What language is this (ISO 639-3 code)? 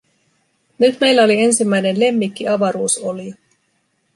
fin